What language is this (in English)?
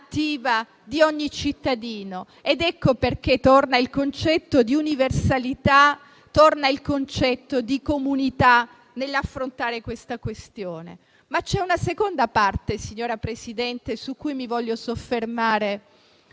Italian